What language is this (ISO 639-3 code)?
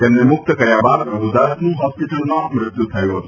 guj